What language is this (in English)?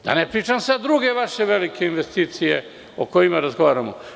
Serbian